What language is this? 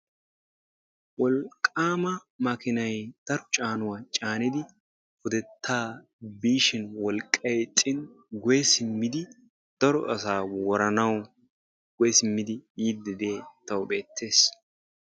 Wolaytta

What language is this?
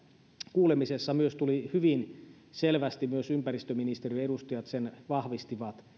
Finnish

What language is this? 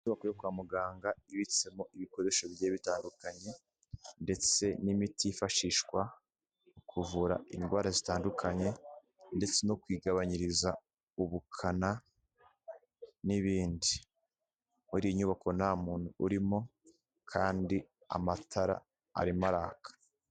Kinyarwanda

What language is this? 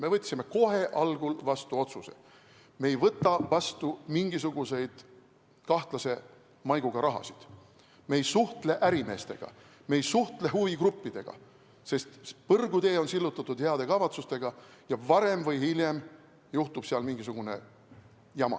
Estonian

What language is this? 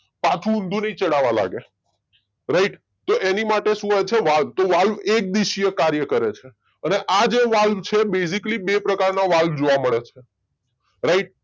Gujarati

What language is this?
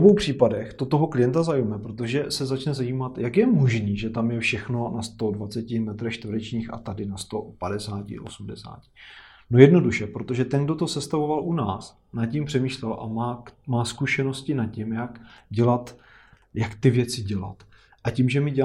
Czech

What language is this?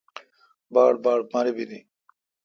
Kalkoti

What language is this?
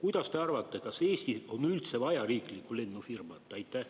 Estonian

